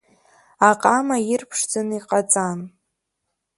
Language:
Abkhazian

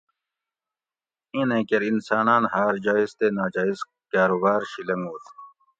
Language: Gawri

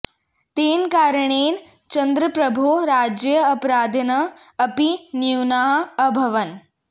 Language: Sanskrit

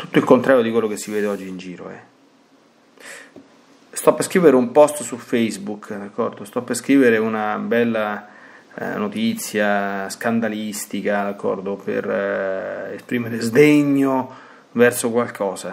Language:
Italian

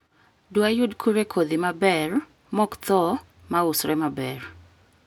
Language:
Luo (Kenya and Tanzania)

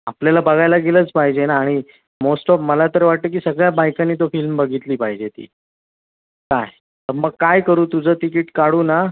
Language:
Marathi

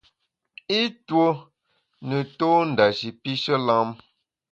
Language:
Bamun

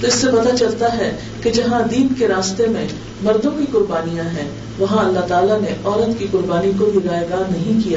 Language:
Urdu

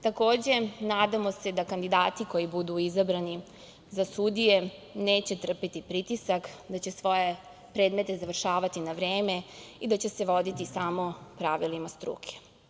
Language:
Serbian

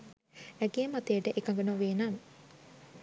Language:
Sinhala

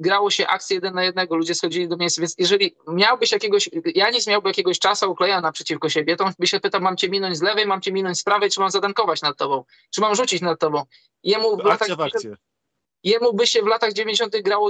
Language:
Polish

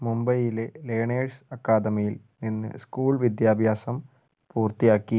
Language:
Malayalam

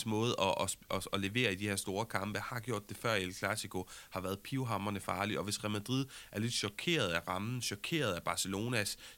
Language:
Danish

